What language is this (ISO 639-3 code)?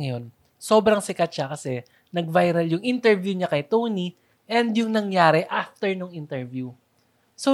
fil